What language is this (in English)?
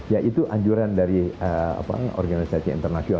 Indonesian